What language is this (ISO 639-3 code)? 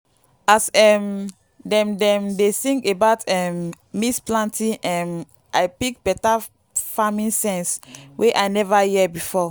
pcm